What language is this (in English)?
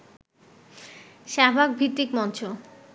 Bangla